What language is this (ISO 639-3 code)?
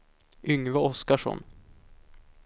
swe